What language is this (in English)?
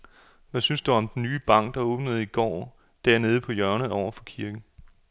Danish